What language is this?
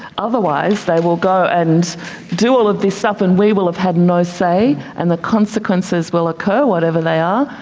English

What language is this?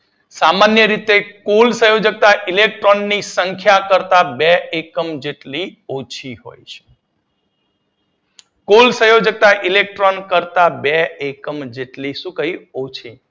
Gujarati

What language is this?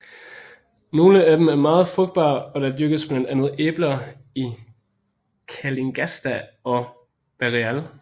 Danish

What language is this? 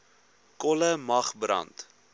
Afrikaans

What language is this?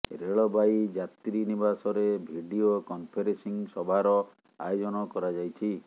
Odia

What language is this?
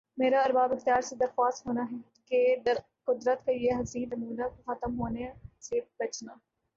Urdu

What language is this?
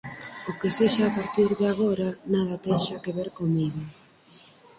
Galician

